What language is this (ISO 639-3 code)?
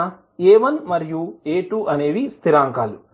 tel